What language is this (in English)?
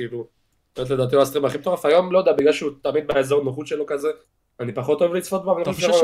Hebrew